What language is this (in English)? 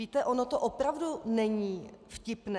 Czech